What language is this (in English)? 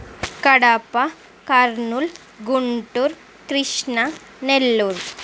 Telugu